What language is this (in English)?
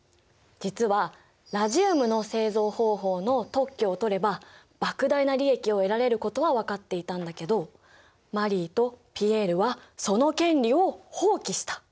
Japanese